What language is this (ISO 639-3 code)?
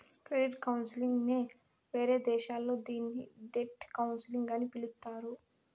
tel